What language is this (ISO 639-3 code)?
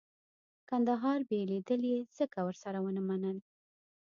pus